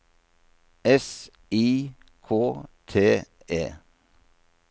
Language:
Norwegian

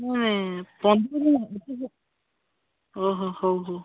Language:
Odia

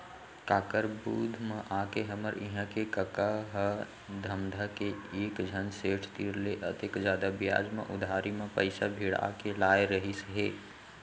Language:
Chhattisgarhi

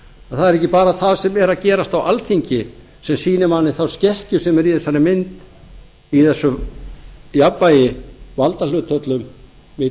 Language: Icelandic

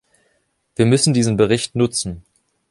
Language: German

